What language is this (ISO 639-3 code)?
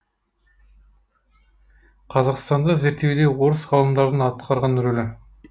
kaz